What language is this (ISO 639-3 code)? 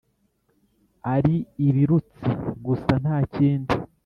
kin